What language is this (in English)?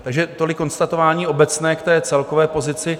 Czech